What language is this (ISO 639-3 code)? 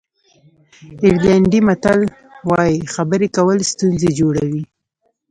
pus